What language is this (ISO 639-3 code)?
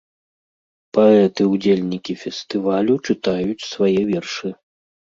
bel